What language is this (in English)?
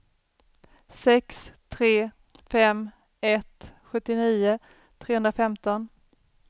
Swedish